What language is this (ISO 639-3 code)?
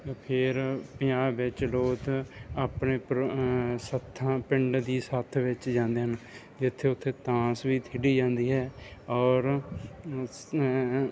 pan